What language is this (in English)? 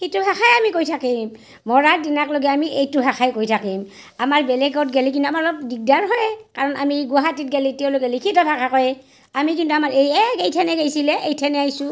Assamese